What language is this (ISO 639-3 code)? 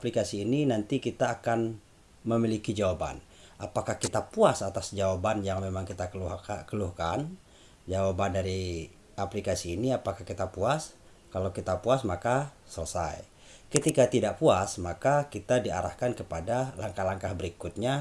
ind